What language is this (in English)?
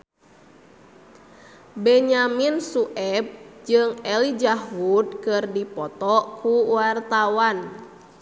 Sundanese